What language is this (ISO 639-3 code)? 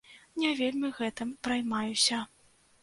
bel